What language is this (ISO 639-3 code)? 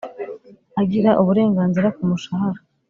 kin